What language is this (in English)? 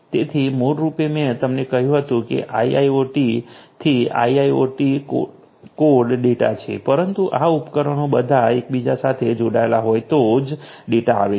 Gujarati